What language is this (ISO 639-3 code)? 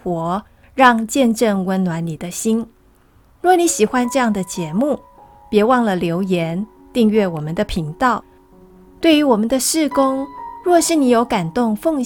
zho